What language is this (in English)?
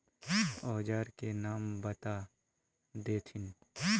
Magahi